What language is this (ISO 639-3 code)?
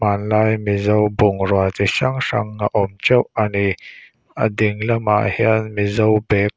lus